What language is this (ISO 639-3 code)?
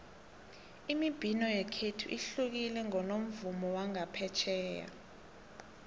nbl